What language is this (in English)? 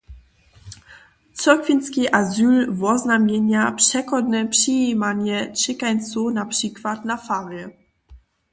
Upper Sorbian